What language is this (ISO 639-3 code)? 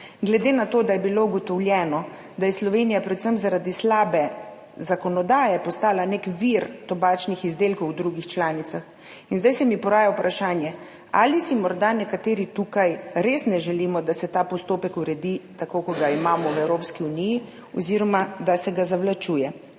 slv